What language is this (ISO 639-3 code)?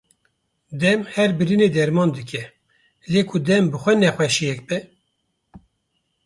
kur